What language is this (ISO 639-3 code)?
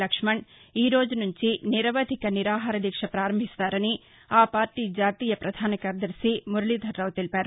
tel